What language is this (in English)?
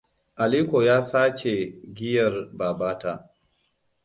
Hausa